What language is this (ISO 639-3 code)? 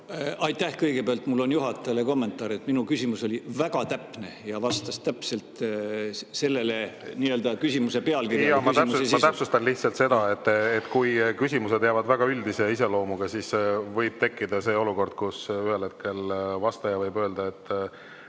est